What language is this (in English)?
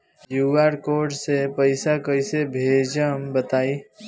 Bhojpuri